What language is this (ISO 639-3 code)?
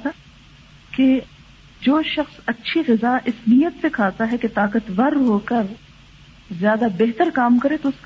urd